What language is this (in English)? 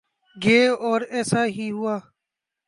Urdu